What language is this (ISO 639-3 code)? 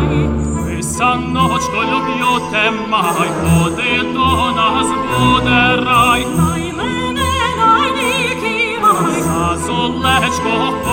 ukr